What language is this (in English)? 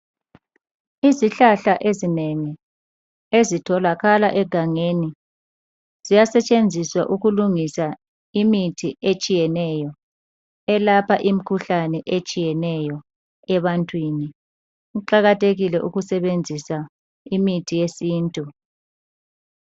North Ndebele